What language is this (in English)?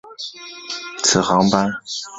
Chinese